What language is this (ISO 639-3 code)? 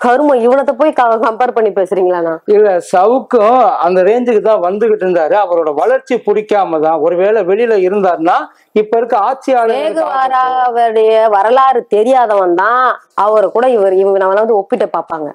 tam